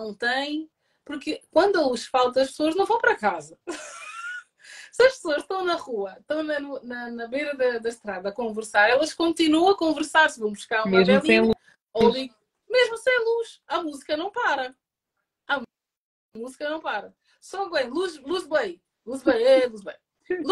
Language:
Portuguese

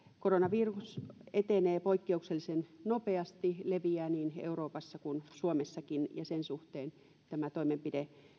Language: Finnish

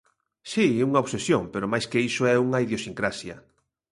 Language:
Galician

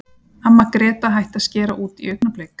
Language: Icelandic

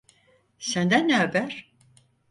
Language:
Turkish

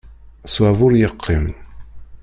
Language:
Kabyle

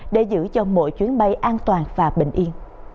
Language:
Vietnamese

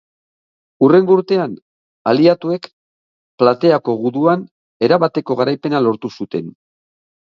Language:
Basque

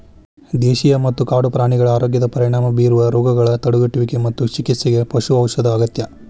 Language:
Kannada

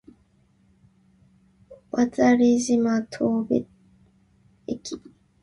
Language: Japanese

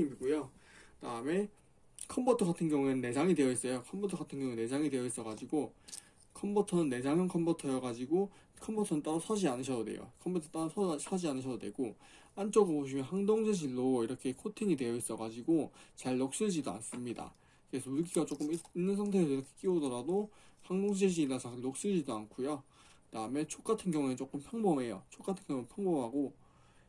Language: Korean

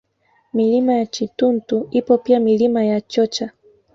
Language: Swahili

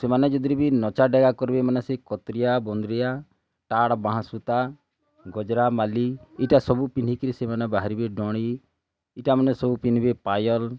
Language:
Odia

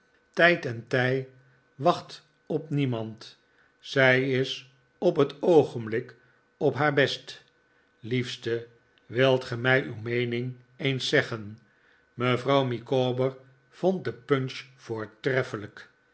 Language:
Dutch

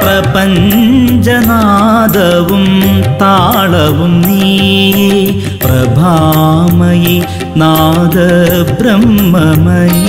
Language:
Malayalam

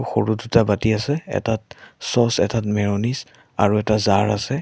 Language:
Assamese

